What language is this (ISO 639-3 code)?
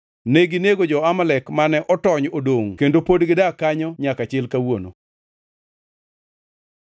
luo